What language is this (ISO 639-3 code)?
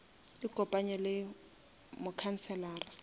nso